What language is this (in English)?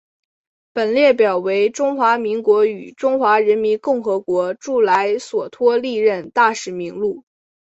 Chinese